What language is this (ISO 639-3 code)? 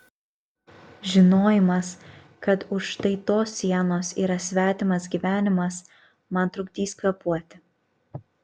lit